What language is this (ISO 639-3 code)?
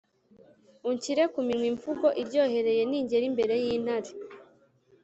kin